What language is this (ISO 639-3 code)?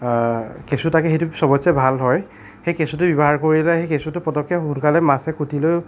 asm